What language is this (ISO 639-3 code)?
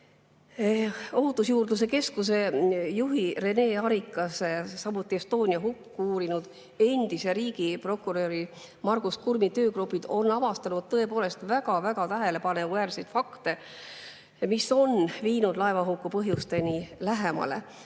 est